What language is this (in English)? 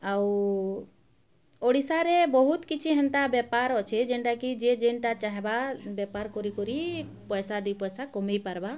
Odia